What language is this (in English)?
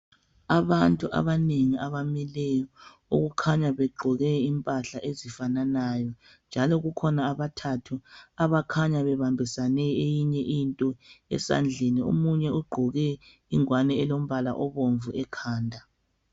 North Ndebele